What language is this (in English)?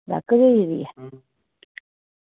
Dogri